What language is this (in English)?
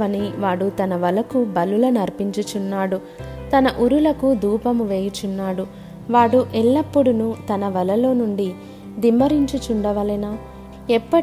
Telugu